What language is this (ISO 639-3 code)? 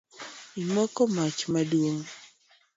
luo